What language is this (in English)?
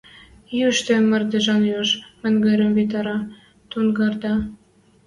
Western Mari